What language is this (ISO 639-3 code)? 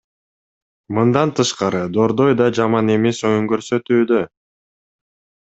kir